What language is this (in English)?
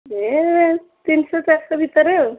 Odia